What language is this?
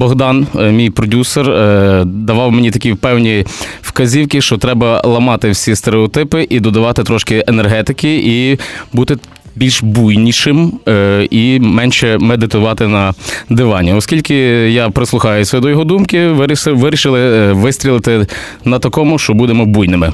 Ukrainian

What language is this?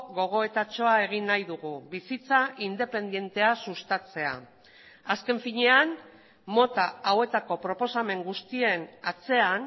Basque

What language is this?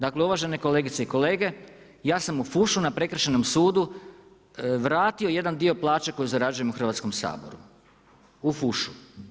Croatian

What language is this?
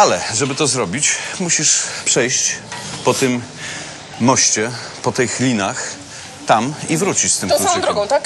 Polish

